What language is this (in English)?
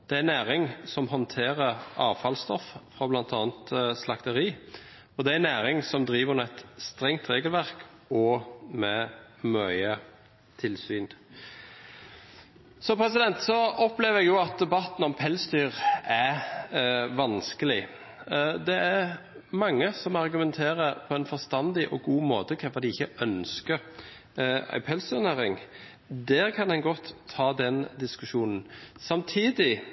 Norwegian Bokmål